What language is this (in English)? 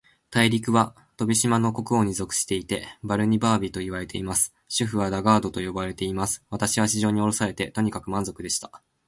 Japanese